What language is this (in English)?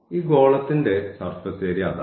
Malayalam